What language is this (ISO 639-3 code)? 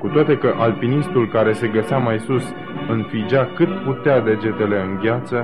ron